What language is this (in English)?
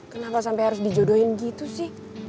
Indonesian